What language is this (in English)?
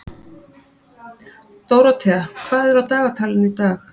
Icelandic